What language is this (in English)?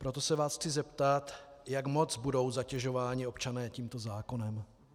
Czech